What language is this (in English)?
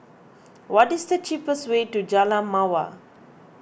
English